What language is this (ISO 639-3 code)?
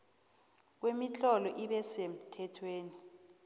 nbl